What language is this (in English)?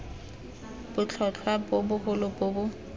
Tswana